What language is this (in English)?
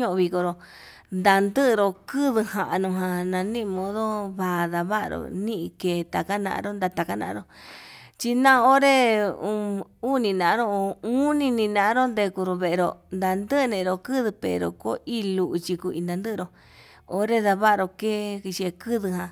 Yutanduchi Mixtec